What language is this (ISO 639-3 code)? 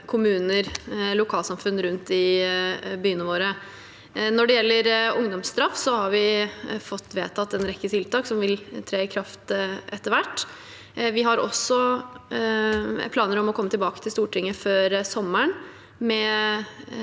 nor